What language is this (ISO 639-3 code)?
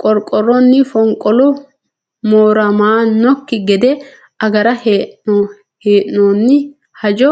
sid